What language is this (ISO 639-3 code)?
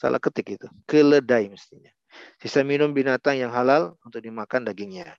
ind